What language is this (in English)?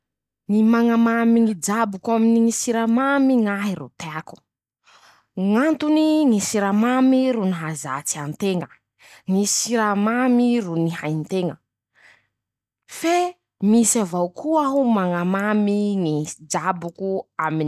Masikoro Malagasy